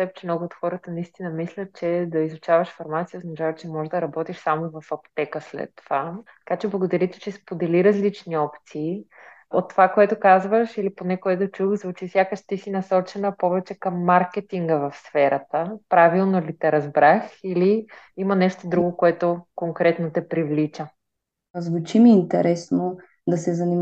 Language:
Bulgarian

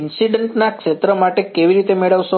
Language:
Gujarati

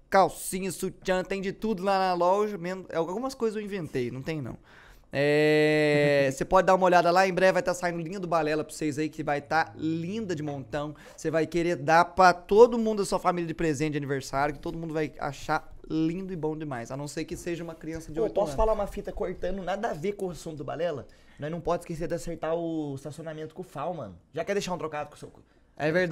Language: Portuguese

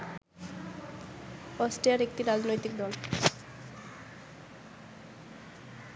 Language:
Bangla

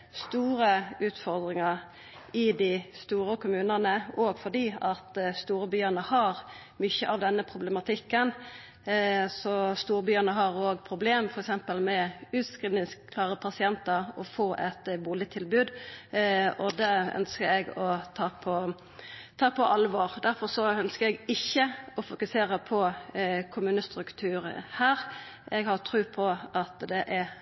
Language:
Norwegian Nynorsk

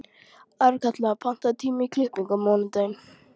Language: Icelandic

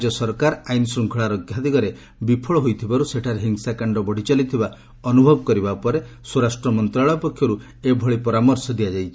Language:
Odia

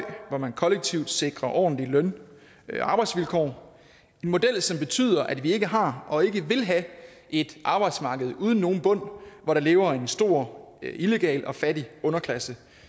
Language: Danish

